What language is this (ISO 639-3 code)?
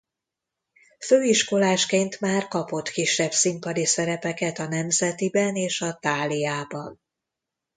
hun